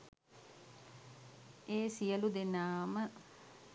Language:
Sinhala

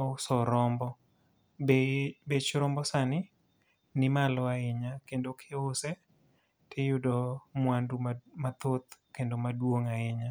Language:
Luo (Kenya and Tanzania)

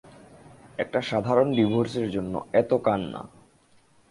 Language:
Bangla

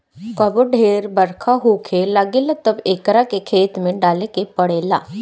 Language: Bhojpuri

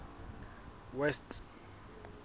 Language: Southern Sotho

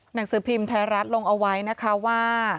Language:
Thai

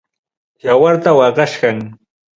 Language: Ayacucho Quechua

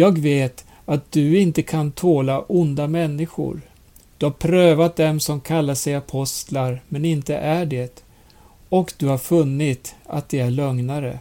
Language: Swedish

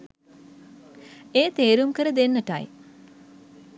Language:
Sinhala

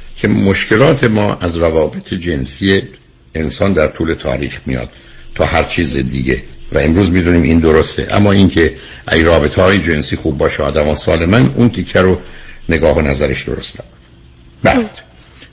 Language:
Persian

